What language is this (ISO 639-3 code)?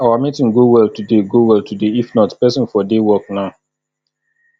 pcm